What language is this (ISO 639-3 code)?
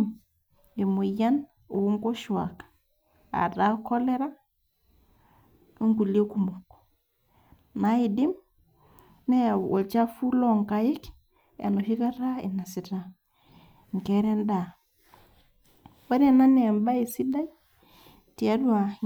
mas